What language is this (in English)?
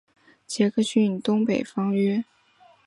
Chinese